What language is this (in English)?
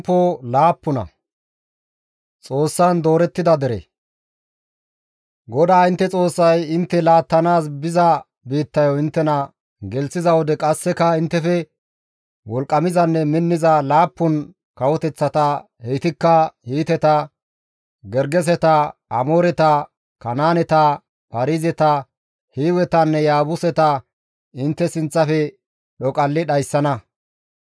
Gamo